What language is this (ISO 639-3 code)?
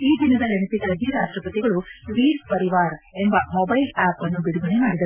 kan